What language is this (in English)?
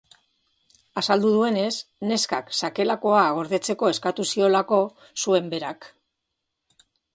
Basque